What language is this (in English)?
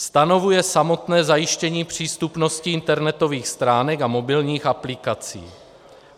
Czech